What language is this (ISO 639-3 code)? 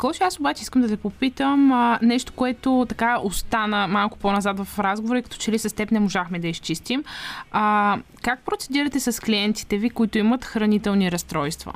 bul